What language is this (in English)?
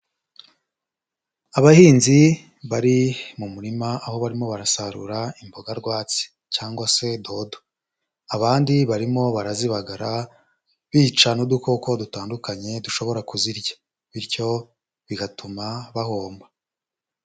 Kinyarwanda